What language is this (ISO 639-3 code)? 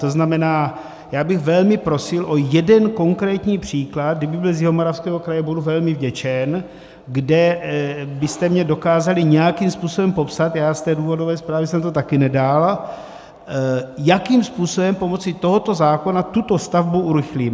ces